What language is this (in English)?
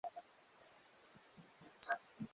Swahili